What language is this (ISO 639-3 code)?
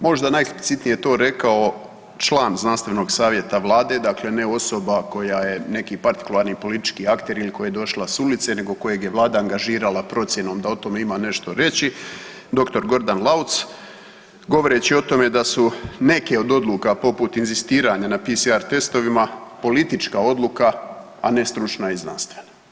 hrv